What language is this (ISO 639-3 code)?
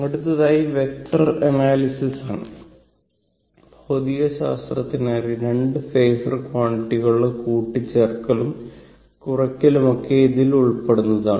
mal